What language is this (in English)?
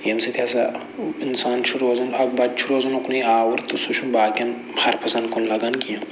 Kashmiri